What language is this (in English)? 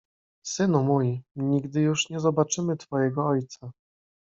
Polish